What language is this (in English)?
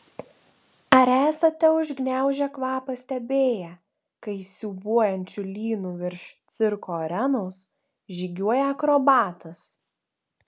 Lithuanian